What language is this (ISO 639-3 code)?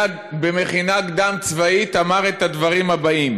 heb